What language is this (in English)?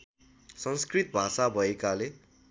Nepali